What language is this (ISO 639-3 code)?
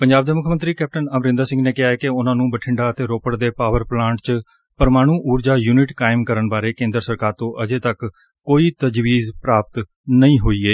pan